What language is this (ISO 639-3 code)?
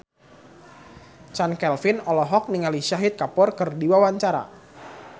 sun